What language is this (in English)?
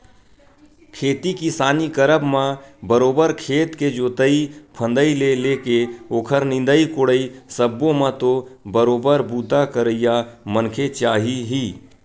Chhattisgarhi